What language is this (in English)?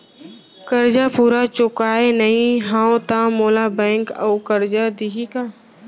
Chhattisgarhi